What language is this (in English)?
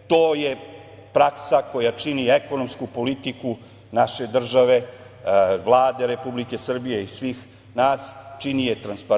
Serbian